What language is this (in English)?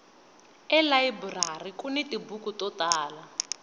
Tsonga